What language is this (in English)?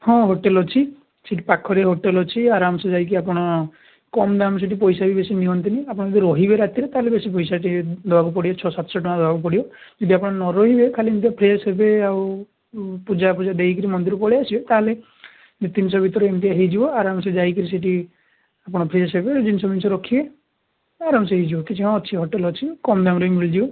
Odia